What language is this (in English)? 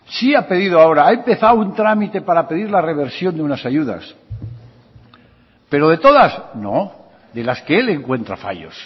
Spanish